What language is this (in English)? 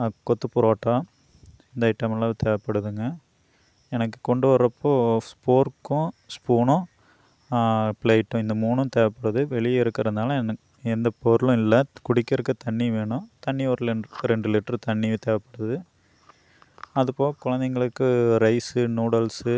Tamil